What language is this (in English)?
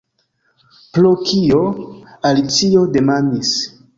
Esperanto